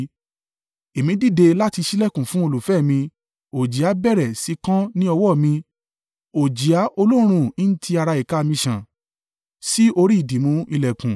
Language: Yoruba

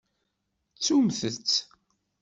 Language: Kabyle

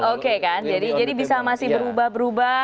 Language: Indonesian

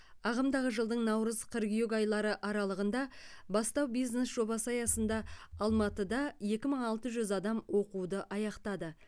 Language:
Kazakh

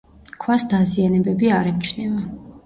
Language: Georgian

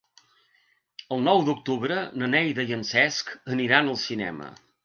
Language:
Catalan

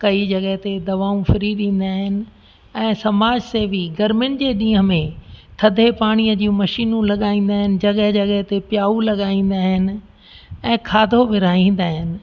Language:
Sindhi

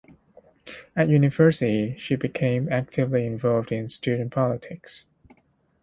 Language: English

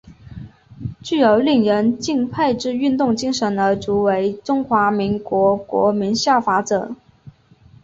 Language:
Chinese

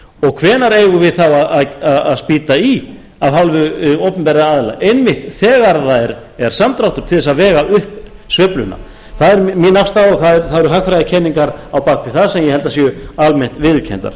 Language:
Icelandic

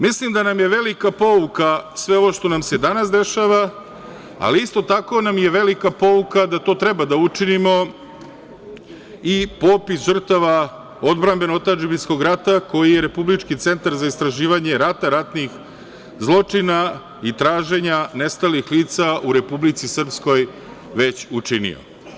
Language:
Serbian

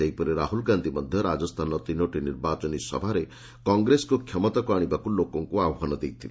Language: Odia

